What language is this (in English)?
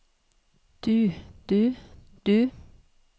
Norwegian